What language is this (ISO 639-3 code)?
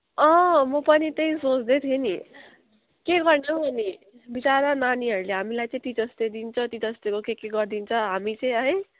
nep